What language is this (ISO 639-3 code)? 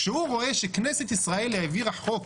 heb